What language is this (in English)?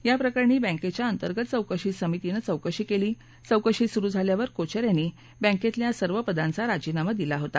Marathi